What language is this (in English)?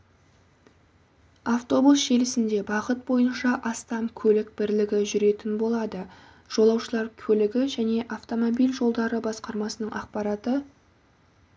Kazakh